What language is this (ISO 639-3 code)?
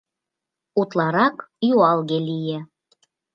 chm